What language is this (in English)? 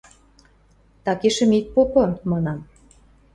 Western Mari